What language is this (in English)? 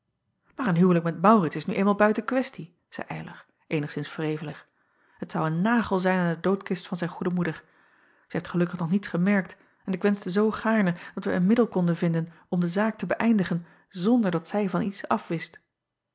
Dutch